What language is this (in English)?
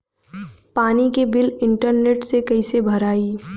Bhojpuri